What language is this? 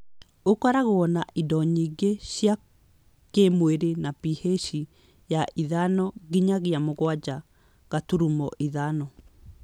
Kikuyu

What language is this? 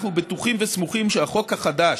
Hebrew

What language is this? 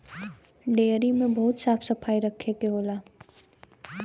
Bhojpuri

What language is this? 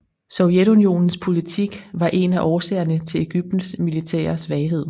Danish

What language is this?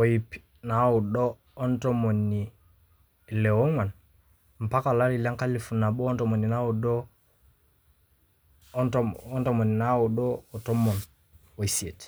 Masai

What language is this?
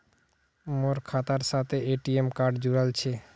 Magahi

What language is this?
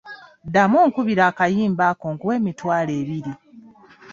Ganda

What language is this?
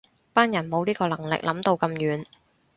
Cantonese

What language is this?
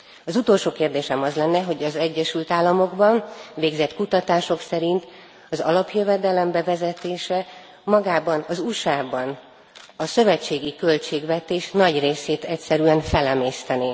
Hungarian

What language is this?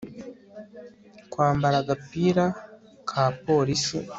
Kinyarwanda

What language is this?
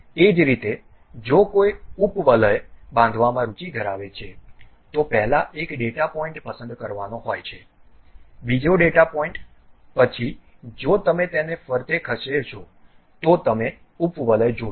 Gujarati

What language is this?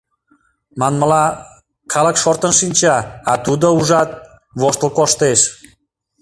Mari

